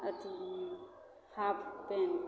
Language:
Maithili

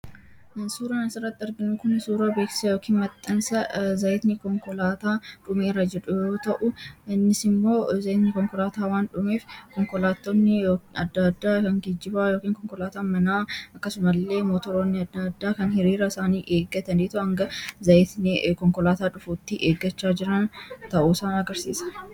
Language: Oromo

